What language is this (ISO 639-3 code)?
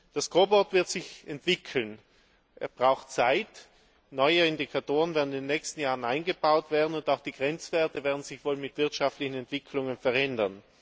deu